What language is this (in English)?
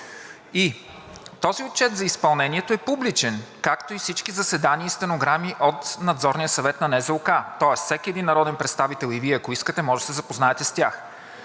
Bulgarian